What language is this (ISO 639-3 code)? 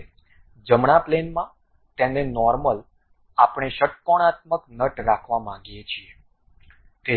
guj